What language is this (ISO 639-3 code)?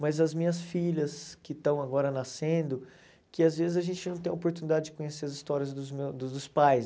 por